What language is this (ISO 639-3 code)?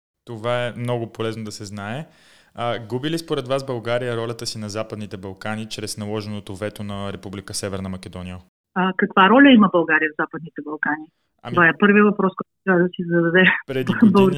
bul